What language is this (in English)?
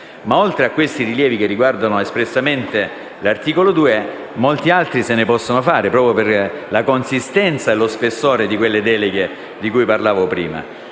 Italian